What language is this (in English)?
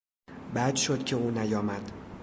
Persian